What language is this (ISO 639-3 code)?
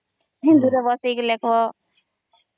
ori